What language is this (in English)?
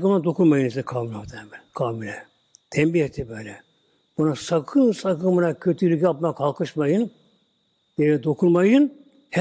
Turkish